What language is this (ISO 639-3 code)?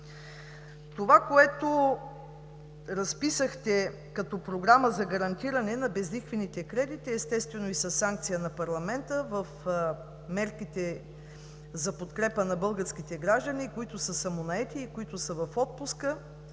bul